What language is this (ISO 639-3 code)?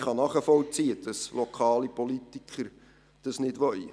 gsw